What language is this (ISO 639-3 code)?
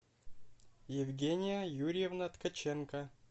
rus